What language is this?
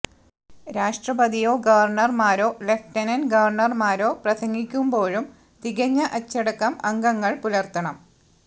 Malayalam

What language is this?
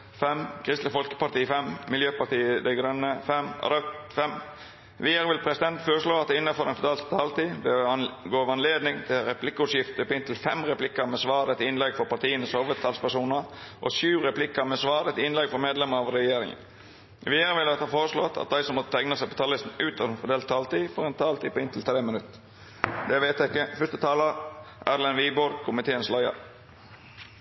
Norwegian Nynorsk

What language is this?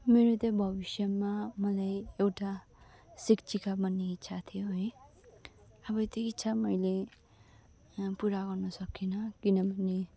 Nepali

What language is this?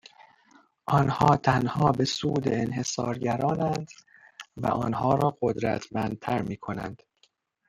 Persian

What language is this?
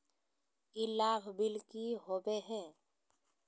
Magahi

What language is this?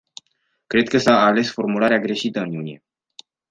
Romanian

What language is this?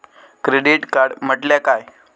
Marathi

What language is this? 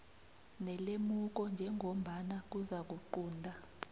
South Ndebele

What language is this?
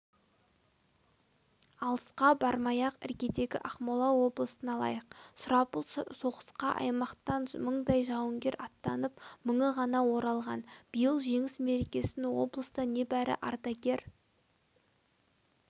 Kazakh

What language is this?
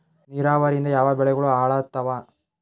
Kannada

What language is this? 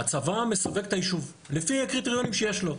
Hebrew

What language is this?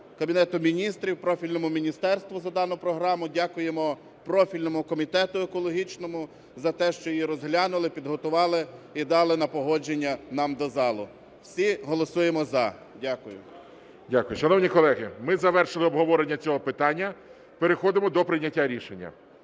Ukrainian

